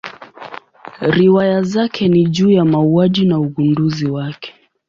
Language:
Swahili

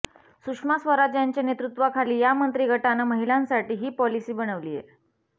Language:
Marathi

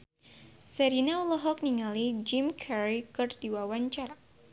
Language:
Sundanese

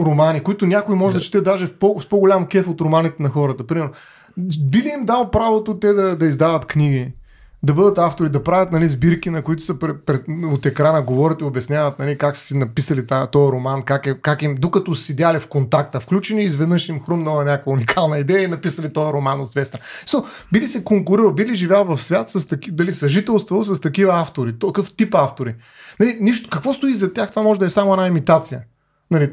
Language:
Bulgarian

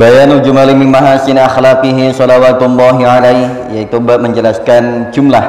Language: Indonesian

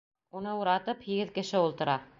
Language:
Bashkir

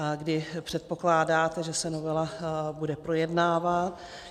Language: Czech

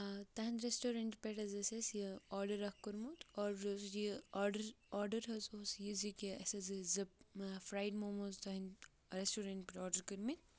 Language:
Kashmiri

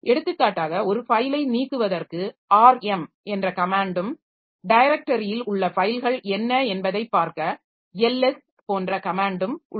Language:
Tamil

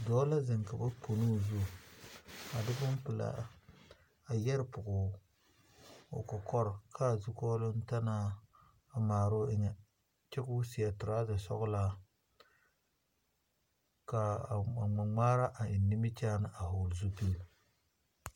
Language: Southern Dagaare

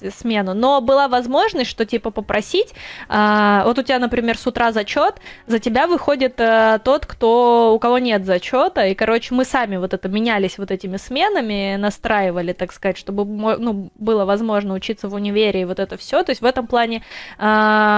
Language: Russian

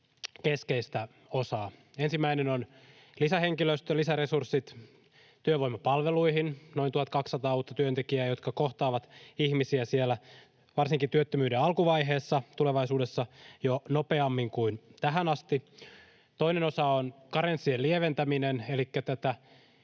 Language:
Finnish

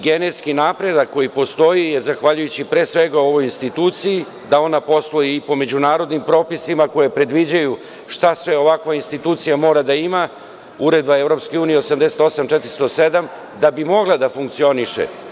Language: Serbian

